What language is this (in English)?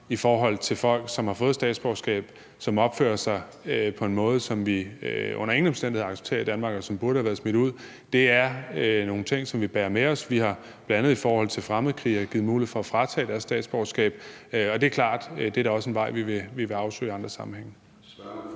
Danish